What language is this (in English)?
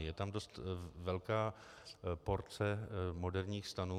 Czech